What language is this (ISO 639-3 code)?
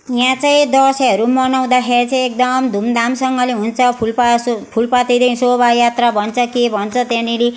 nep